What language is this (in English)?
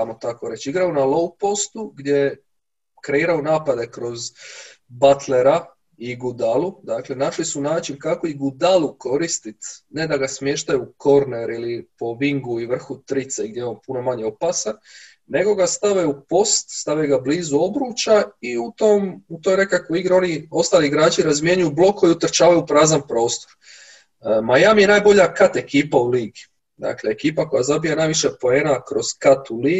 Croatian